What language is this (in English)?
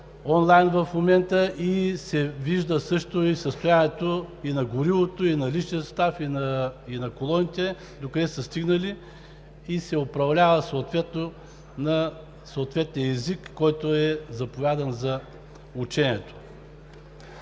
Bulgarian